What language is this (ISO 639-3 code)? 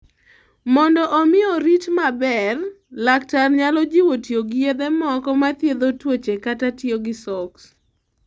luo